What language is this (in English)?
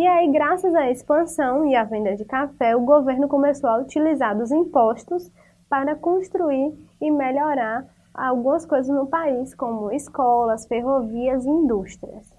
Portuguese